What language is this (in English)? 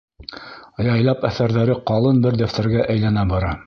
Bashkir